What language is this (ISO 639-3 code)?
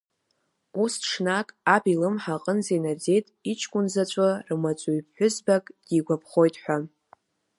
abk